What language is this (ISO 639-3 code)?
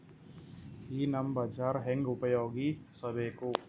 kan